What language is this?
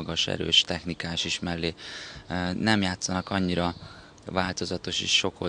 Hungarian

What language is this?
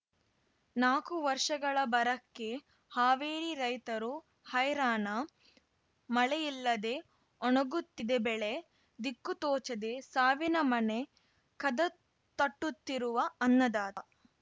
Kannada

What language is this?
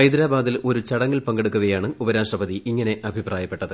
Malayalam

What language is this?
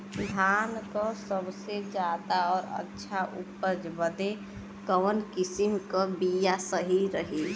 Bhojpuri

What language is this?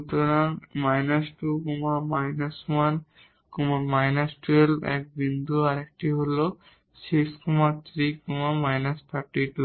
Bangla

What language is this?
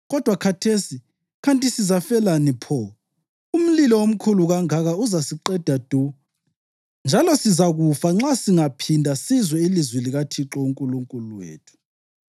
North Ndebele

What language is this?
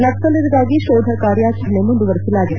Kannada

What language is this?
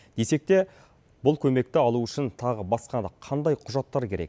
Kazakh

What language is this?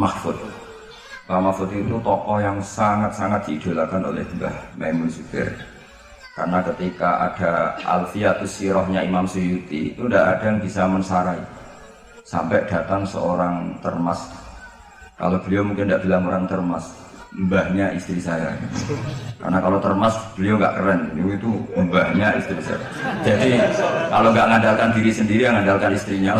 Indonesian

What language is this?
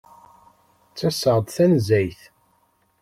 Kabyle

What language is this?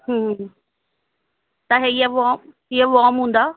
Sindhi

